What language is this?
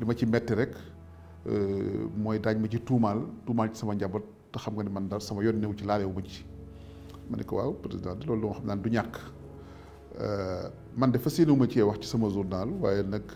Arabic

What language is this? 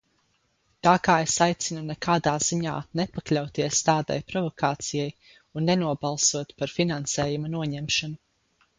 Latvian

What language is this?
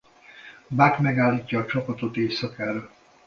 Hungarian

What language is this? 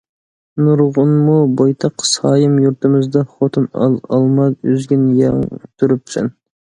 Uyghur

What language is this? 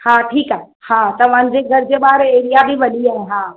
Sindhi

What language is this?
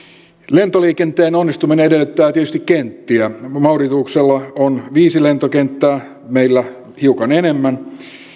Finnish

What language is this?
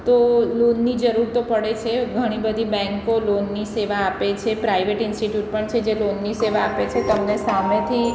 Gujarati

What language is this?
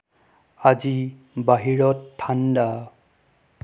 Assamese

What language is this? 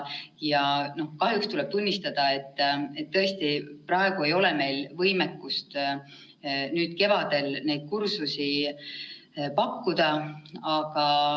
Estonian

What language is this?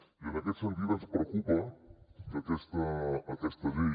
Catalan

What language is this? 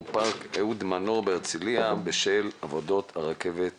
Hebrew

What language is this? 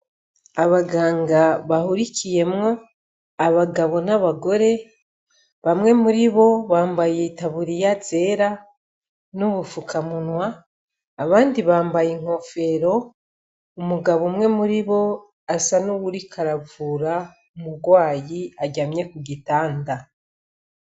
Rundi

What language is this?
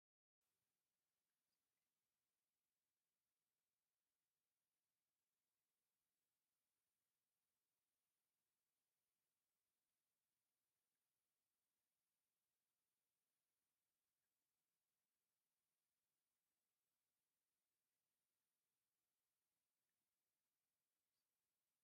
Tigrinya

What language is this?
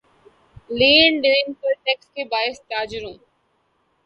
Urdu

